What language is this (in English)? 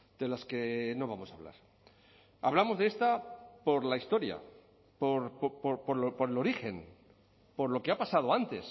Spanish